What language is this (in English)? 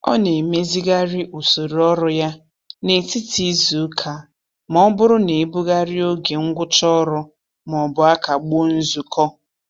Igbo